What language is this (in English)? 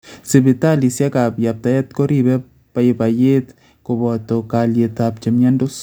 Kalenjin